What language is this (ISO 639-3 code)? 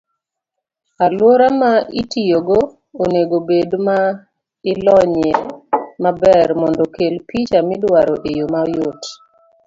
luo